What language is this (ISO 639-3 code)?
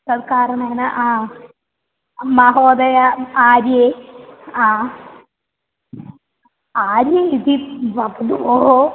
san